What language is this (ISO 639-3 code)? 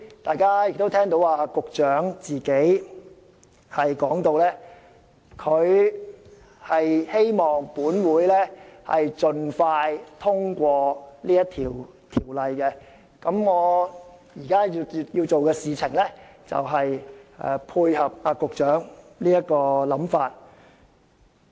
yue